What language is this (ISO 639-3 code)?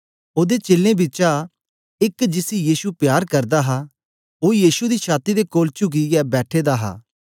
doi